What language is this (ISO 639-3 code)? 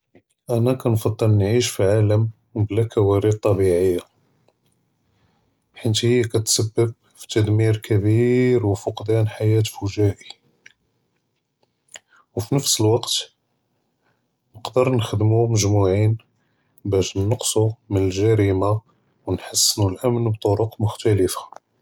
jrb